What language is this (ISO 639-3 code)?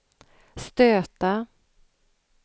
swe